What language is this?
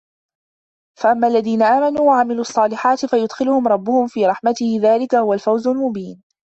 Arabic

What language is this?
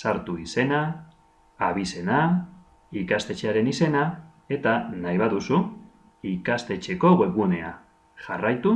Spanish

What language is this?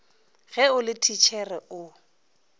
Northern Sotho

